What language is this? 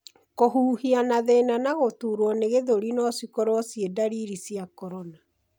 Kikuyu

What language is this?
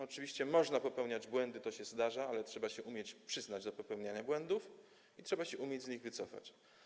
Polish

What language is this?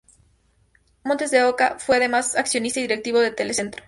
Spanish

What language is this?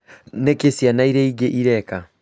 Kikuyu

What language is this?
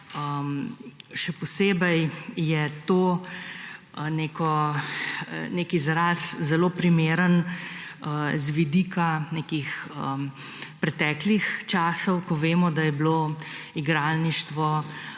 Slovenian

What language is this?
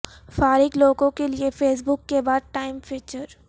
Urdu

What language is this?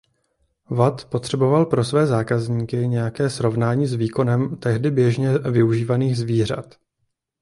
Czech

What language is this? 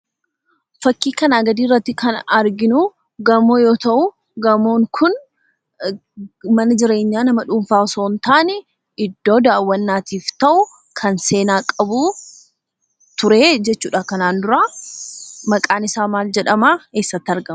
Oromo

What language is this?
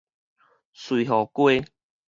Min Nan Chinese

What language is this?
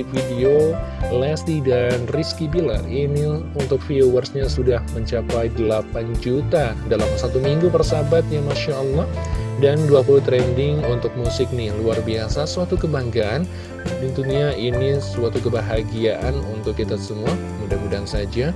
Indonesian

